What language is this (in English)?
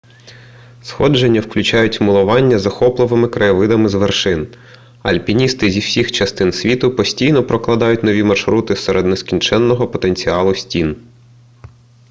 Ukrainian